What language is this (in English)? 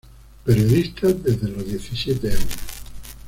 Spanish